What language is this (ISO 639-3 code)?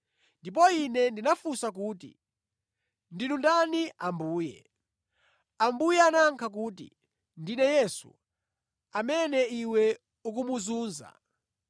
nya